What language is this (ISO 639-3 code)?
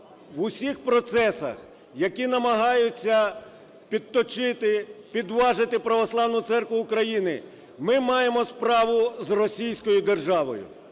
ukr